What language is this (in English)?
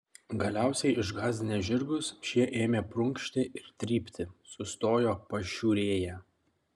Lithuanian